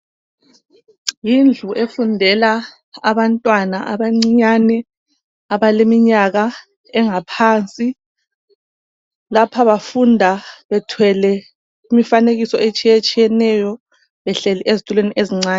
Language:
North Ndebele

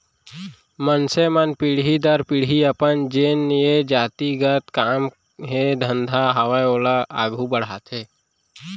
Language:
Chhattisgarhi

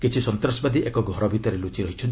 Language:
Odia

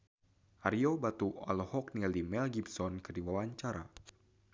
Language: Sundanese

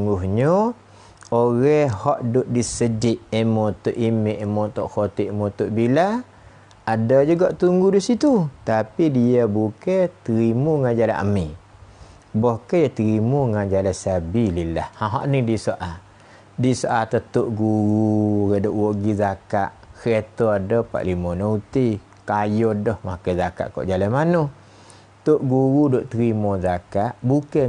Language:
Malay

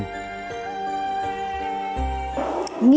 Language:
Vietnamese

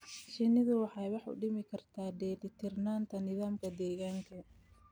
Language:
Somali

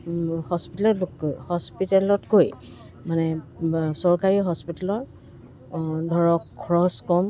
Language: Assamese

